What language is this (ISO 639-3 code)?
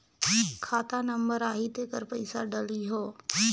hne